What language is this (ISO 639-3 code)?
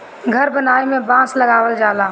bho